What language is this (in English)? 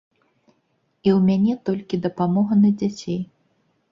Belarusian